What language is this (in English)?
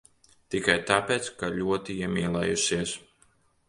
Latvian